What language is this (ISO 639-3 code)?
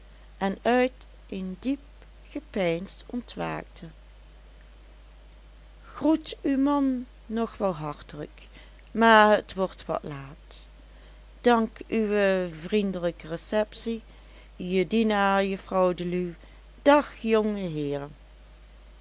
nld